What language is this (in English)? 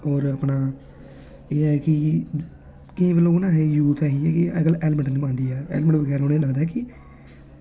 Dogri